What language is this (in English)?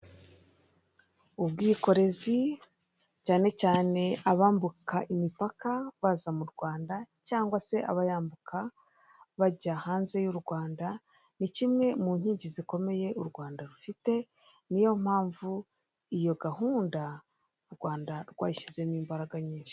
Kinyarwanda